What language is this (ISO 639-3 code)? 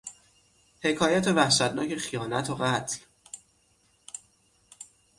fas